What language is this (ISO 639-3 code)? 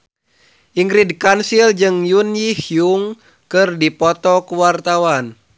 sun